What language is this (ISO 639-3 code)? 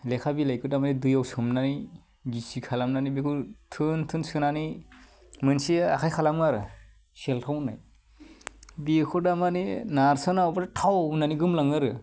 brx